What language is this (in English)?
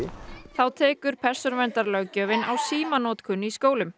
Icelandic